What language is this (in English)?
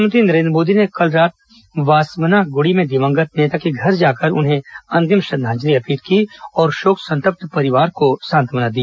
Hindi